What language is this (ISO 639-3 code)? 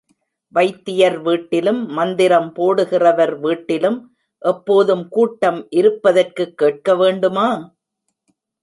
tam